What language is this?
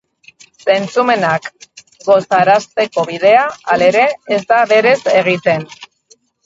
Basque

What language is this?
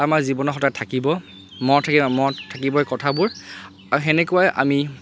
Assamese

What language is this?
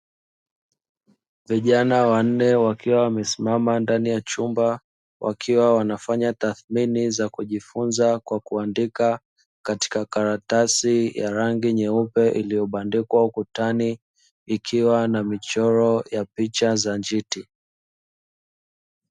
Swahili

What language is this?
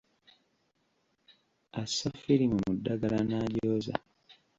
Ganda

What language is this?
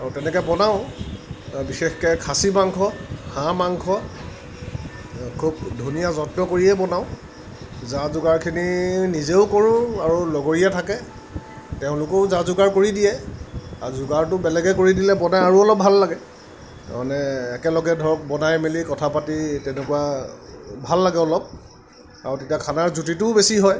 Assamese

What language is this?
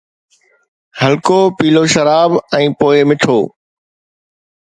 Sindhi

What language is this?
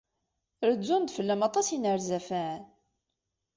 Kabyle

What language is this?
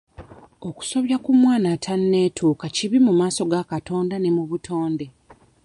Ganda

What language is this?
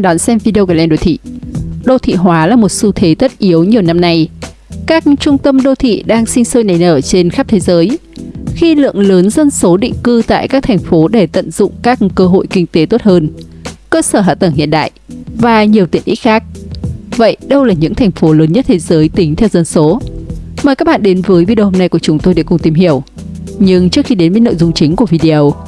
Vietnamese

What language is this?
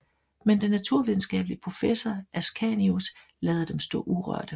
Danish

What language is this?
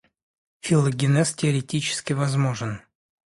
Russian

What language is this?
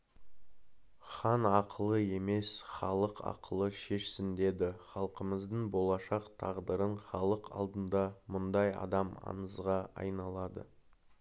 Kazakh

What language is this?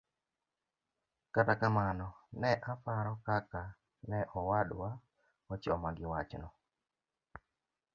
Luo (Kenya and Tanzania)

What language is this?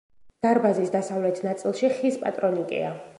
Georgian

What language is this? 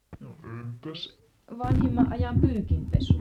Finnish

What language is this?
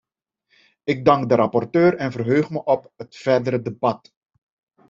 Dutch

